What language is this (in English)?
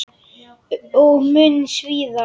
Icelandic